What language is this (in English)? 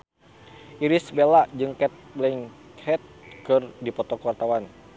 Sundanese